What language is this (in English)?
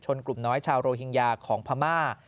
Thai